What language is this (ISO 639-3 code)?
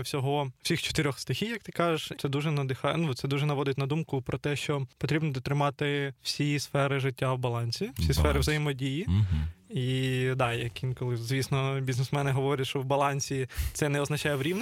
ukr